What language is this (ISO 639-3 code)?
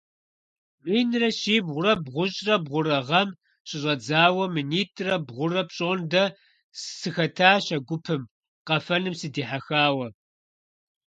kbd